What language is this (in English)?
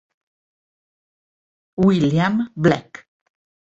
Italian